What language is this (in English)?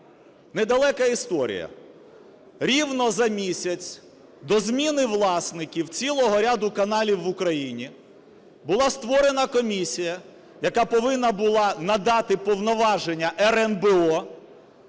Ukrainian